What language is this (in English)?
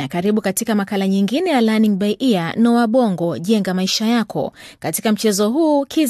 Swahili